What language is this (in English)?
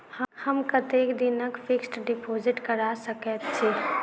Maithili